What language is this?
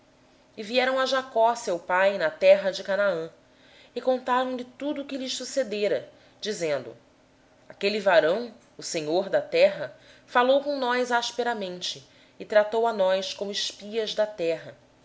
Portuguese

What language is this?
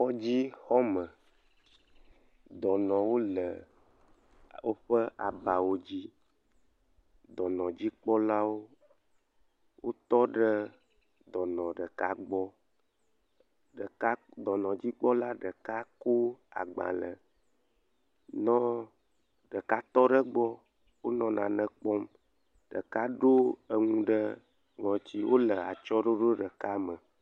Ewe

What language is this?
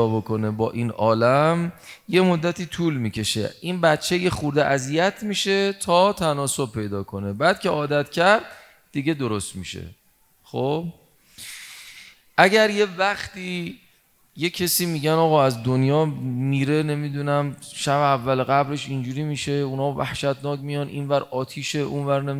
Persian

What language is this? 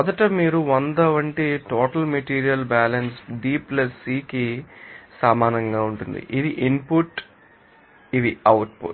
Telugu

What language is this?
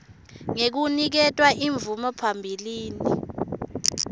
Swati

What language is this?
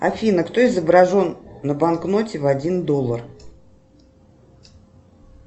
Russian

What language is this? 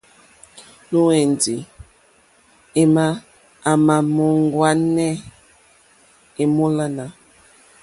Mokpwe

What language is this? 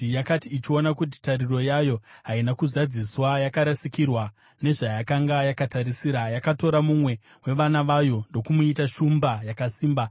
Shona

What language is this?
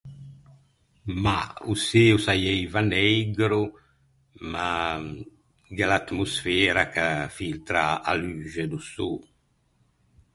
Ligurian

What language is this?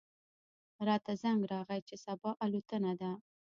Pashto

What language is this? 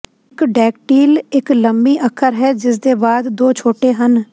Punjabi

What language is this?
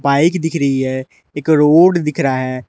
Hindi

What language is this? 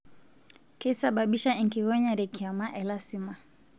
Masai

